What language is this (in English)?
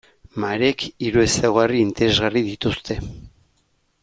Basque